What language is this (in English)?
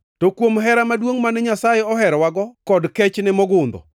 Luo (Kenya and Tanzania)